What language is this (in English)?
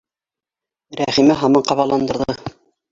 Bashkir